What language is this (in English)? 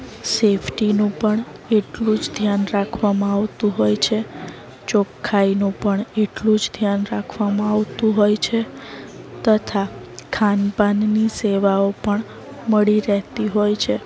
Gujarati